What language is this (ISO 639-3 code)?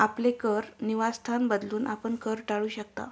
mar